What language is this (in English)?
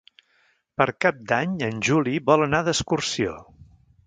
Catalan